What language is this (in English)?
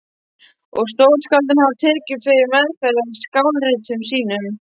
Icelandic